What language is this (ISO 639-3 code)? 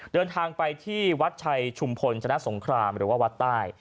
tha